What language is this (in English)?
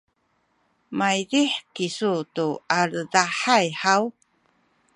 Sakizaya